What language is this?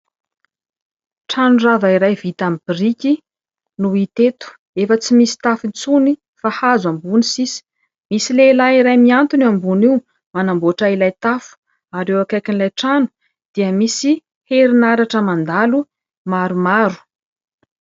Malagasy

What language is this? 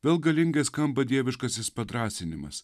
Lithuanian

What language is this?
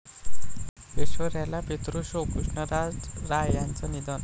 Marathi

